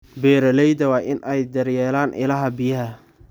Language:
Somali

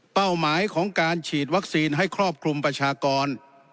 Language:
Thai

